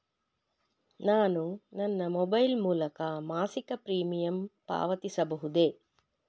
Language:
Kannada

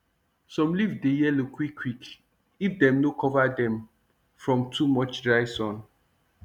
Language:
Nigerian Pidgin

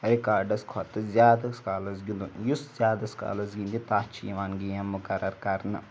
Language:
Kashmiri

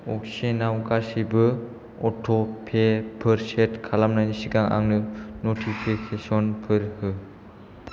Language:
Bodo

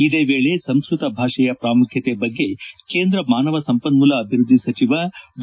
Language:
Kannada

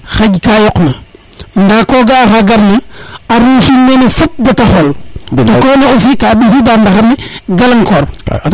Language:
Serer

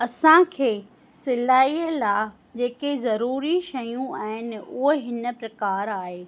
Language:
Sindhi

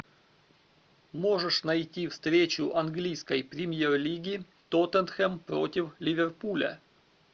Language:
Russian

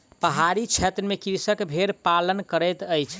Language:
Maithili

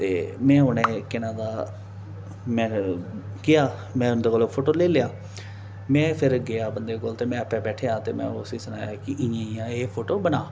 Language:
Dogri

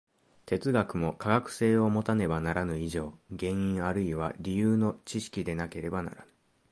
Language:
Japanese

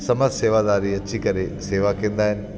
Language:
Sindhi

